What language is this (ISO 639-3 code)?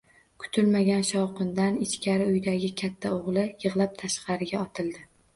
uzb